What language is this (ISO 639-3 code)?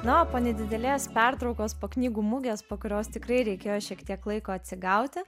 lit